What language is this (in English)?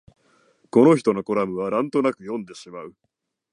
Japanese